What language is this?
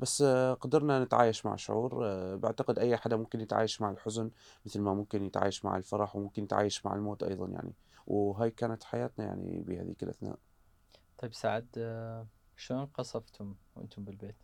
Arabic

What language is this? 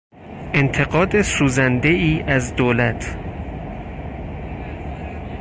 Persian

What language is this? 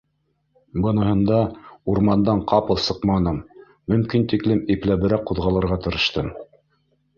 Bashkir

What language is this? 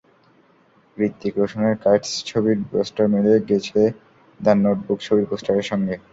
Bangla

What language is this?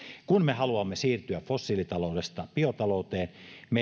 Finnish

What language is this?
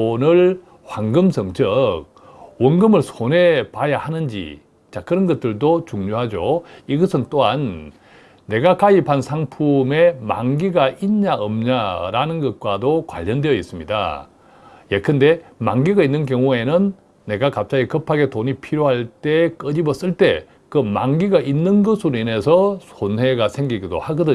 Korean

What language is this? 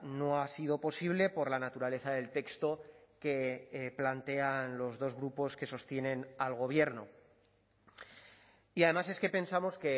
Spanish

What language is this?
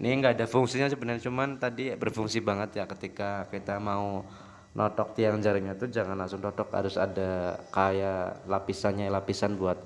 Indonesian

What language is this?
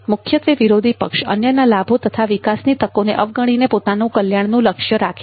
Gujarati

